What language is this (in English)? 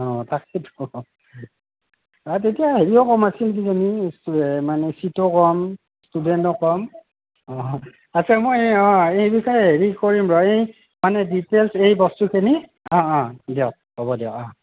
Assamese